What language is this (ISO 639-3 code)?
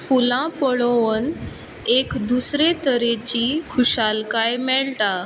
kok